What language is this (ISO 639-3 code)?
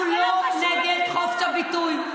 heb